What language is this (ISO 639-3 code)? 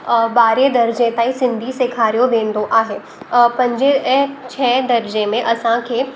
snd